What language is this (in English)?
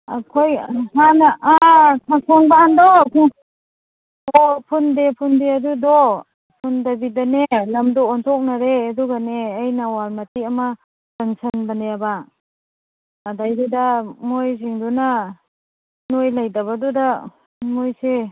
Manipuri